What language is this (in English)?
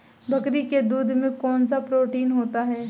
Hindi